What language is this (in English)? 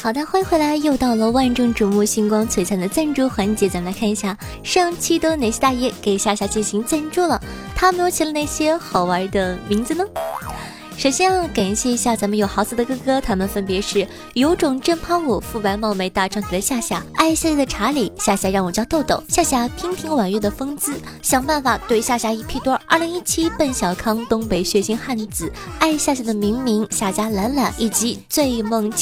Chinese